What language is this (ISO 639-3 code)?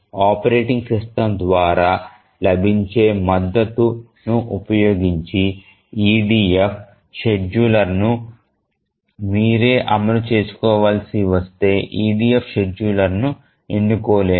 tel